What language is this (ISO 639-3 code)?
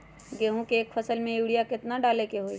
mag